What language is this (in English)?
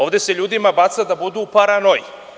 Serbian